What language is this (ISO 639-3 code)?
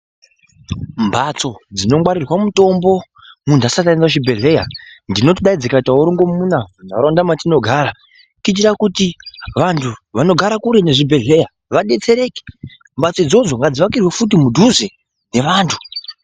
ndc